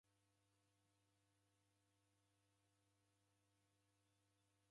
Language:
Taita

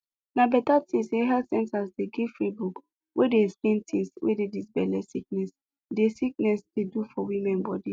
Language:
Nigerian Pidgin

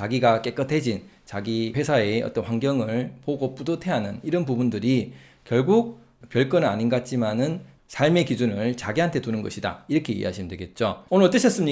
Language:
Korean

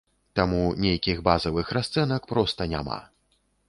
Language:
Belarusian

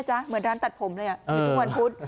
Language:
Thai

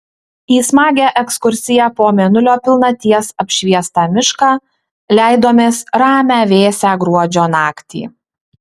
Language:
Lithuanian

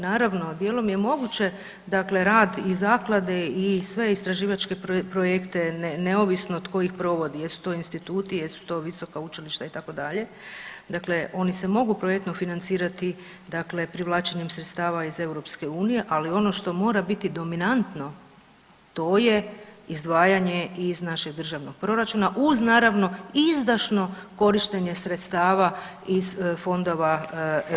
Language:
Croatian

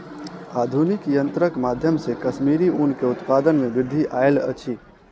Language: Maithili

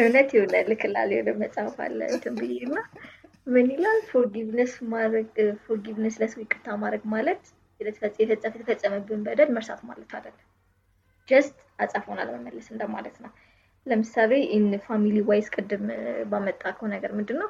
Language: Amharic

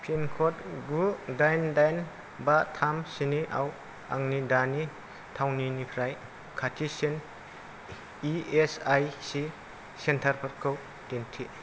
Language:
Bodo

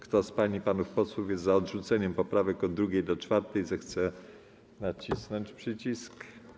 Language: Polish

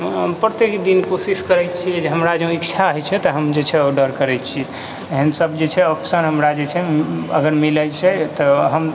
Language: Maithili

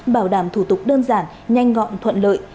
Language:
Vietnamese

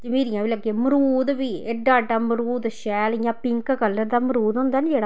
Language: Dogri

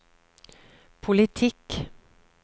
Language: Norwegian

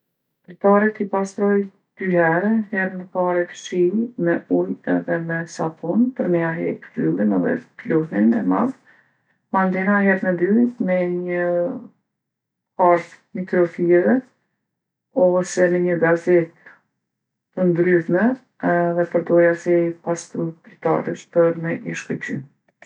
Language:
Gheg Albanian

